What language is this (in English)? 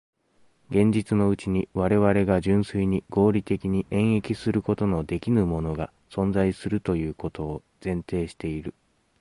Japanese